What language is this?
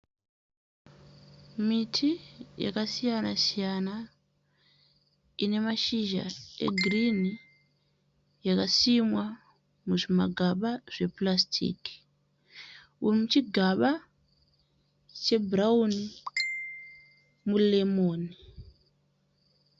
Shona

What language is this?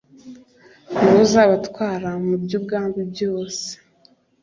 Kinyarwanda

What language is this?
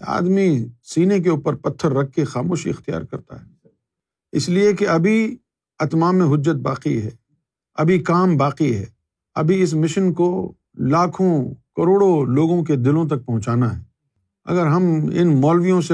Urdu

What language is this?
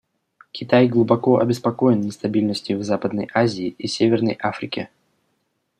Russian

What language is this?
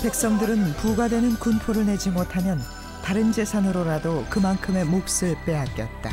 Korean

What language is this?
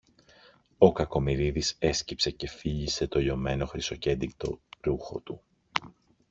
Greek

